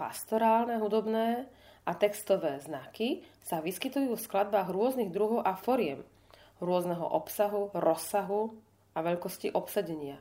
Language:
Slovak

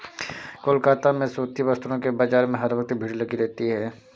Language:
Hindi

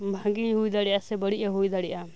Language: Santali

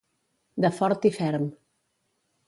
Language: Catalan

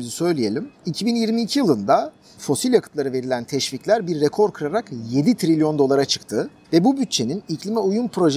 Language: Turkish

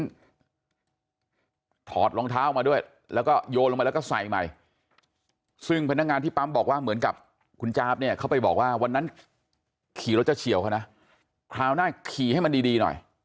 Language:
Thai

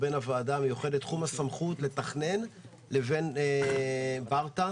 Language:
Hebrew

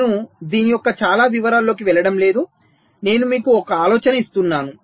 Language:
Telugu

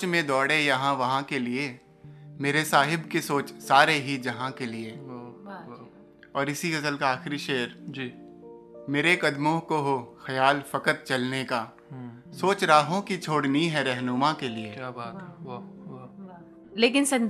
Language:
Hindi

